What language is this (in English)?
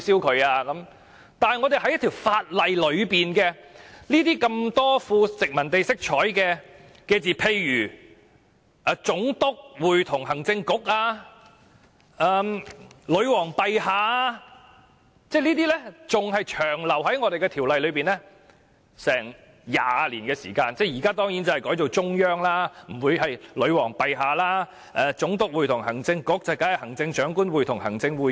Cantonese